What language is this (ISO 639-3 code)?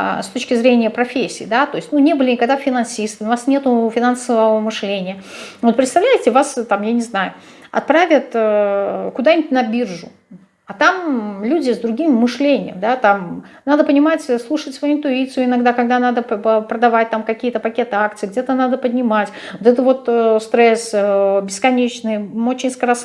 rus